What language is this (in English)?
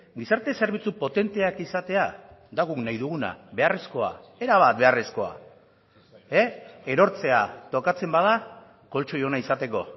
Basque